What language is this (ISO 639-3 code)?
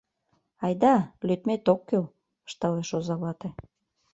chm